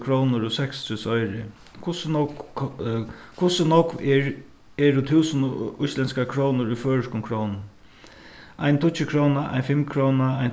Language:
Faroese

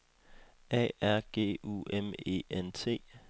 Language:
Danish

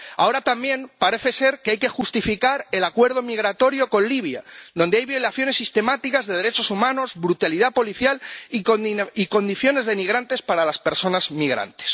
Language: Spanish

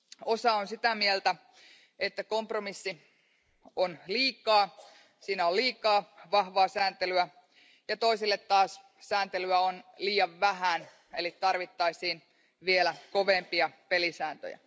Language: Finnish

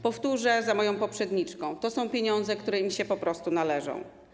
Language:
Polish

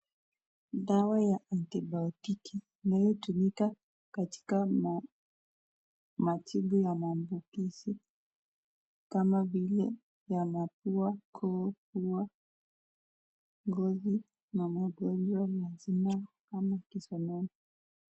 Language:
Swahili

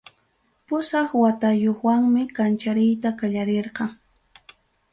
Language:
Ayacucho Quechua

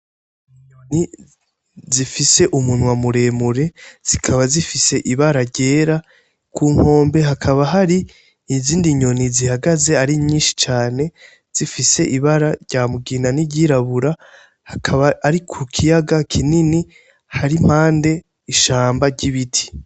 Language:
Rundi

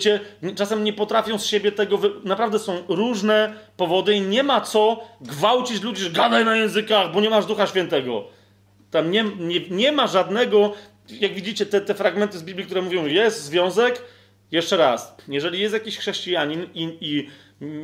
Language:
Polish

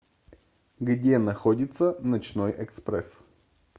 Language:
Russian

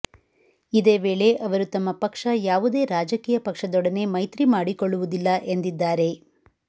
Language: Kannada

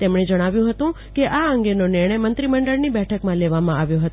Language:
Gujarati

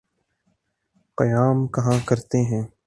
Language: Urdu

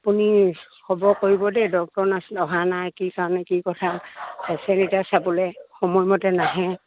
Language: Assamese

